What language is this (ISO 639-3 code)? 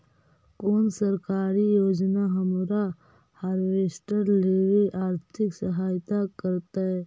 mag